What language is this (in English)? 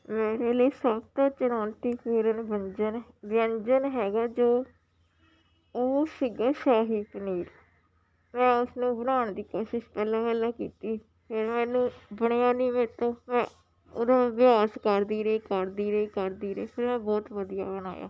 Punjabi